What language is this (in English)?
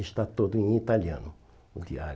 Portuguese